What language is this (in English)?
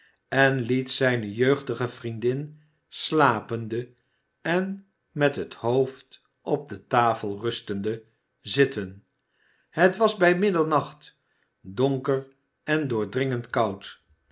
Dutch